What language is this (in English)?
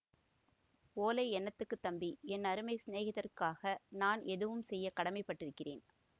Tamil